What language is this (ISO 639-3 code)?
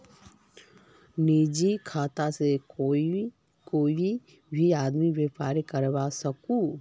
mag